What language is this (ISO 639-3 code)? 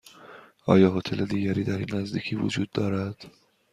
fas